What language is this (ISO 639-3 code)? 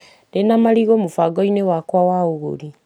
kik